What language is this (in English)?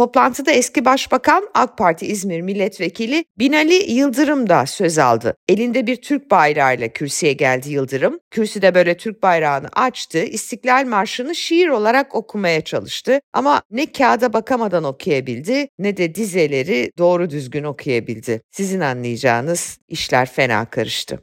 Turkish